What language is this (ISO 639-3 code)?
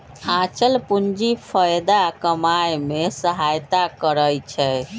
mag